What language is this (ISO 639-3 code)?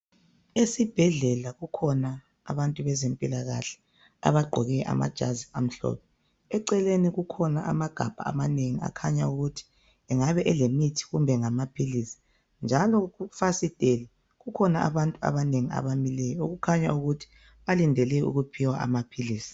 nde